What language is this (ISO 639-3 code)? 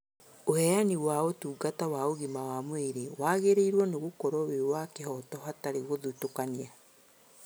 kik